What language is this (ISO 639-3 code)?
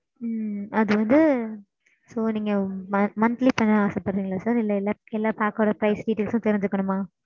tam